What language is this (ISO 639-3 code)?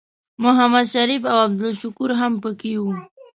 pus